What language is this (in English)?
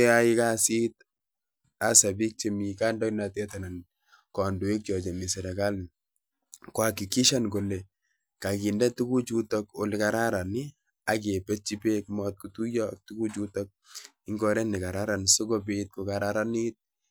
Kalenjin